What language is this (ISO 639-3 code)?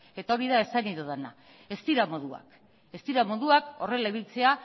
eus